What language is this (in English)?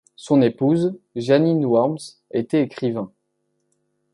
French